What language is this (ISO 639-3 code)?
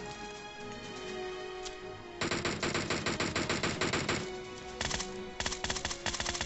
spa